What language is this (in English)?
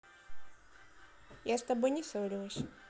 Russian